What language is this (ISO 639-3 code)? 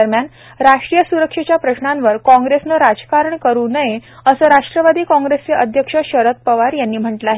mar